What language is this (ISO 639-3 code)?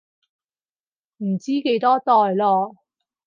yue